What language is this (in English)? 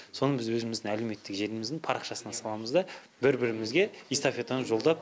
Kazakh